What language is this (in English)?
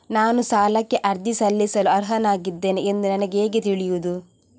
Kannada